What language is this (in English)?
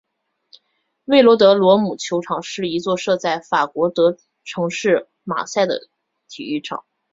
Chinese